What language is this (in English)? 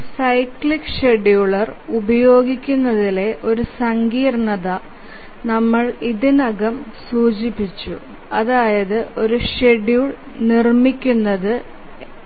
Malayalam